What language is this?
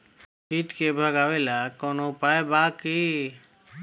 Bhojpuri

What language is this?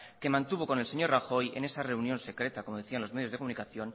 Spanish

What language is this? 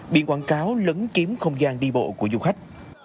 Vietnamese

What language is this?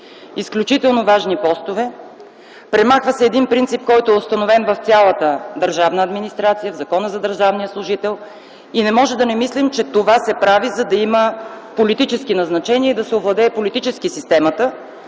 Bulgarian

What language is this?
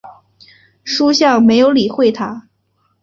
Chinese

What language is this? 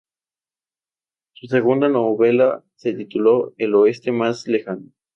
Spanish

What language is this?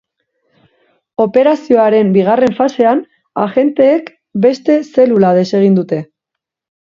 Basque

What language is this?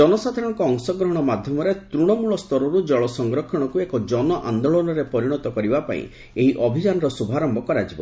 Odia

